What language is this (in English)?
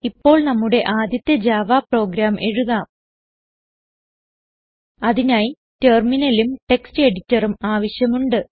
Malayalam